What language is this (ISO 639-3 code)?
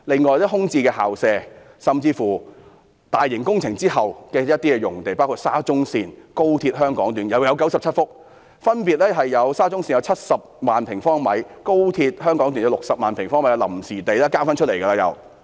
yue